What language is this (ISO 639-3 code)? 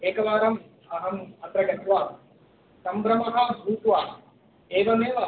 san